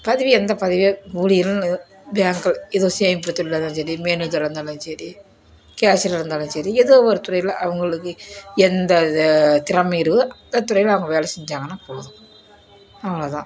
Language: Tamil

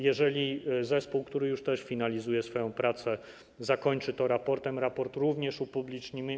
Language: Polish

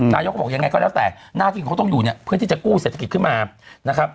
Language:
Thai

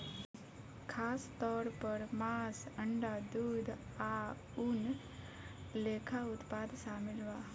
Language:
Bhojpuri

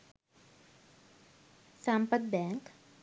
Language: Sinhala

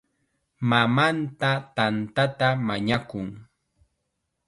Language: Chiquián Ancash Quechua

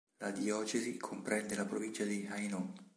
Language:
Italian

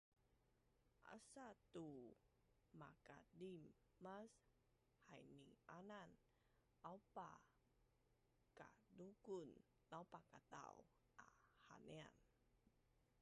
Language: Bunun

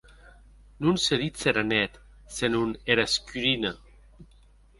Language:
Occitan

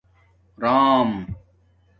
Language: Domaaki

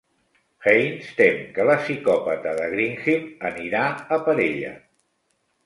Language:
Catalan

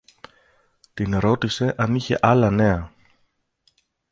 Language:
Greek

